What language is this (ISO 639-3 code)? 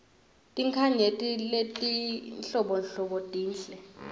ssw